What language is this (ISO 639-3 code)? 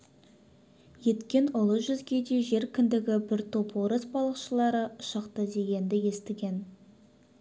kaz